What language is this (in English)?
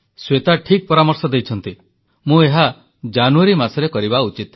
Odia